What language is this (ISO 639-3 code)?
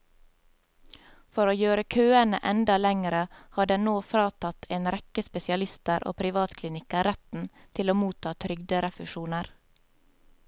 nor